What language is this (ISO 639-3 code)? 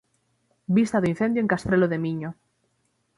glg